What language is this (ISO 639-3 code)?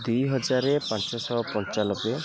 ori